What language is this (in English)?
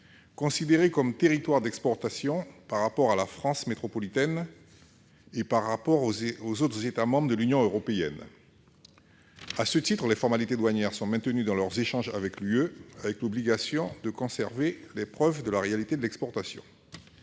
French